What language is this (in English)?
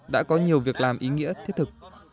Vietnamese